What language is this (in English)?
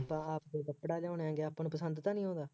Punjabi